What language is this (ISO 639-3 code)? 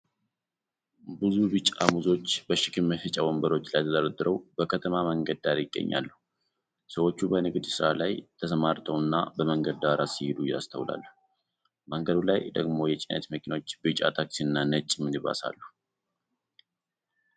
amh